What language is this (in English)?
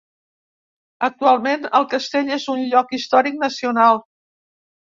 Catalan